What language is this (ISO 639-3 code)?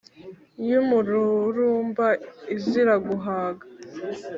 kin